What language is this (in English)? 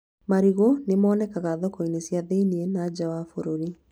Kikuyu